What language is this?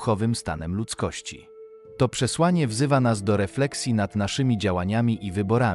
Polish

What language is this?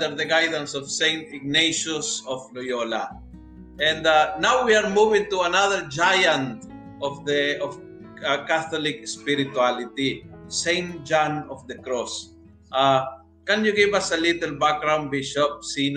Filipino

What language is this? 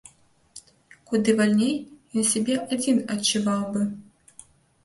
Belarusian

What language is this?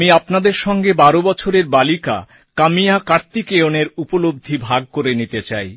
Bangla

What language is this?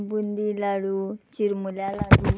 Konkani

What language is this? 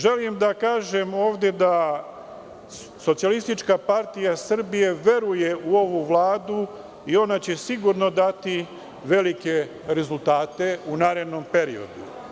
Serbian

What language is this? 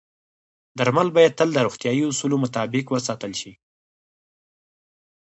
Pashto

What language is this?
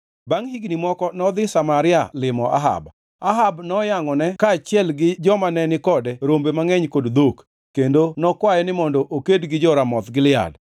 Luo (Kenya and Tanzania)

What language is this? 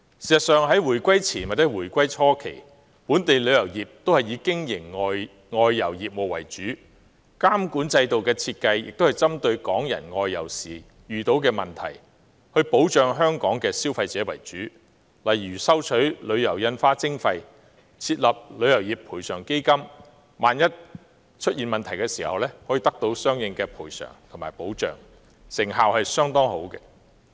Cantonese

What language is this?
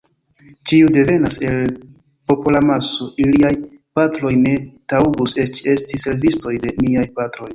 Esperanto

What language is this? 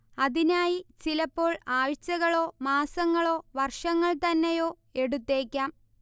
Malayalam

